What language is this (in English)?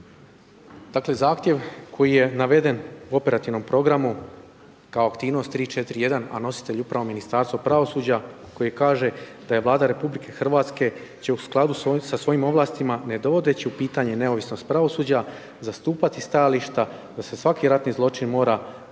Croatian